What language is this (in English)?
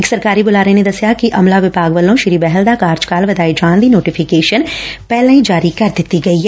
Punjabi